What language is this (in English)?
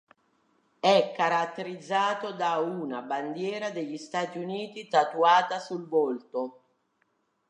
Italian